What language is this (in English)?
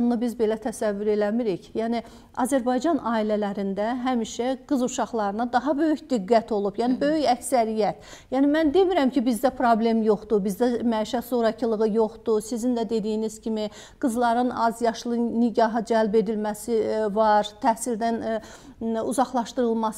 Turkish